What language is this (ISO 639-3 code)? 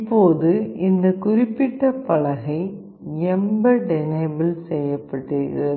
tam